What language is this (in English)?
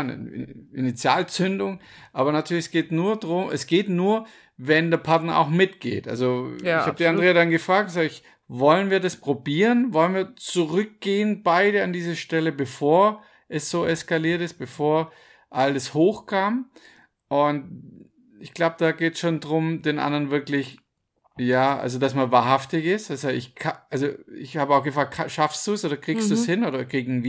German